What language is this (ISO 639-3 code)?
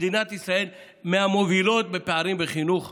heb